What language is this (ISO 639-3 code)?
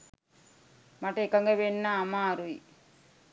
sin